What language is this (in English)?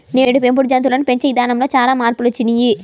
Telugu